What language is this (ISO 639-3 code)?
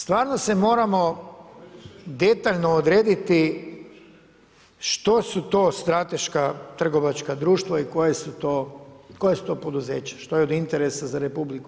hrv